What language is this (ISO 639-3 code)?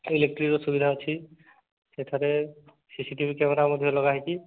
ori